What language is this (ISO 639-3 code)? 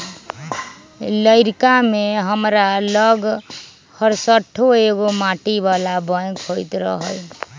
mag